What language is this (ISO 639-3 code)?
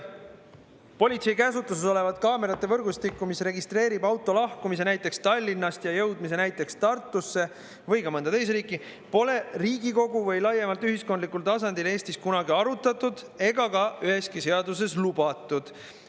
est